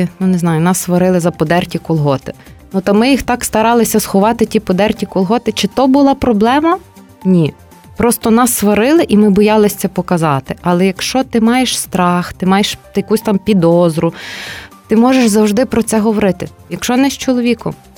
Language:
Ukrainian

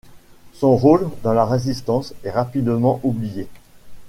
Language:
French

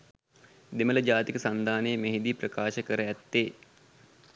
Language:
Sinhala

